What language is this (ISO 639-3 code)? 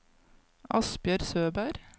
nor